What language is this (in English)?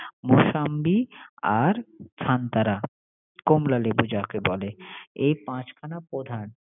Bangla